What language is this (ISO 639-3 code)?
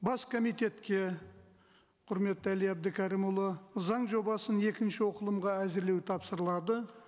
kaz